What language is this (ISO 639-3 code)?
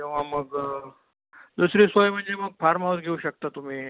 mar